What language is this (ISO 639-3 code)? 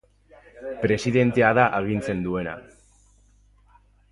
eus